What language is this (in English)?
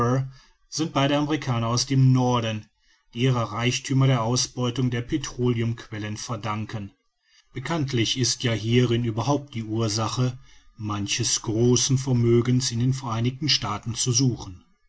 German